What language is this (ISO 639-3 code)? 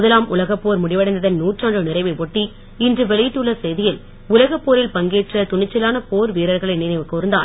tam